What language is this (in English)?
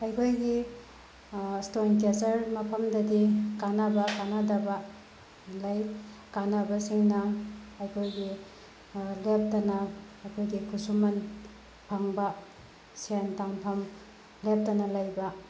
Manipuri